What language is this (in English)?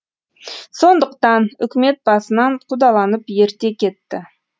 Kazakh